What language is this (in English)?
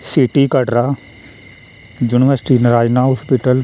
Dogri